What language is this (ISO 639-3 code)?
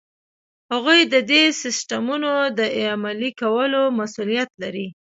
pus